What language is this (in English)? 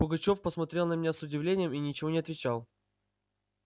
Russian